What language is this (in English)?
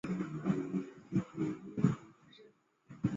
Chinese